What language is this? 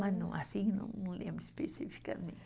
Portuguese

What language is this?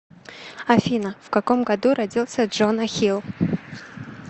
Russian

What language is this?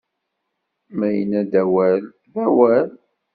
Kabyle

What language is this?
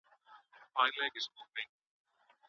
Pashto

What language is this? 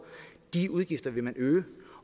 Danish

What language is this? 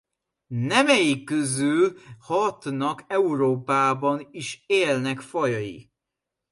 Hungarian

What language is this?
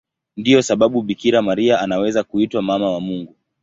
Swahili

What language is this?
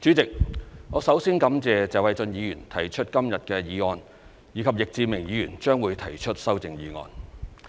Cantonese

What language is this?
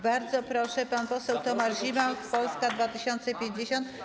Polish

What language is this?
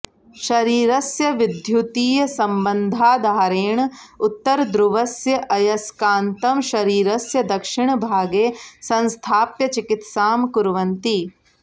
Sanskrit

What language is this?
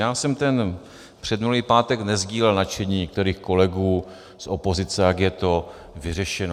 Czech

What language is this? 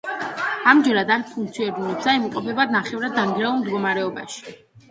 Georgian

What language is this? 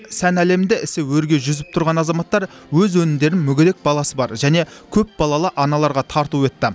Kazakh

